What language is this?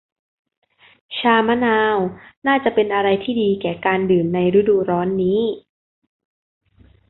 Thai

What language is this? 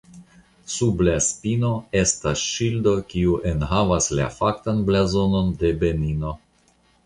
Esperanto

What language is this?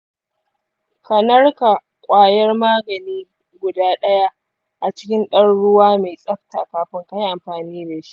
Hausa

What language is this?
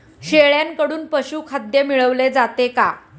Marathi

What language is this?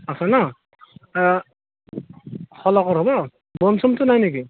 Assamese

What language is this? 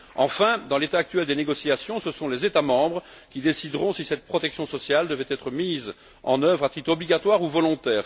French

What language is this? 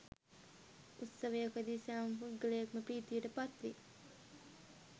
Sinhala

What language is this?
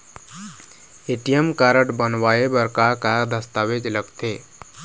Chhattisgarhi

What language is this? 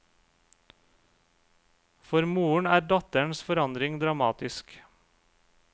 Norwegian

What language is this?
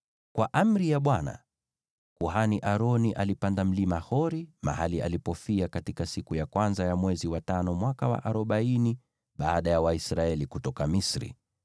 Swahili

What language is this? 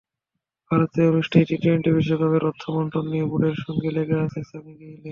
Bangla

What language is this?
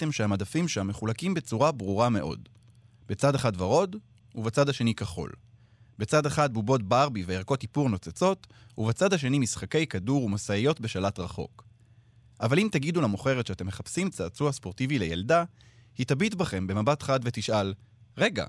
Hebrew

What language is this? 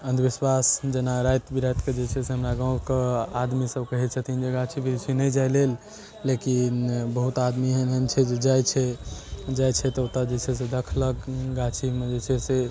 Maithili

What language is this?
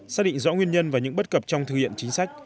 Vietnamese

